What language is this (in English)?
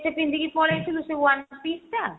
Odia